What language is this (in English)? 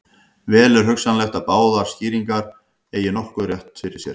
Icelandic